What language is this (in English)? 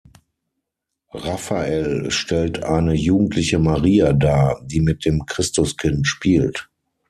German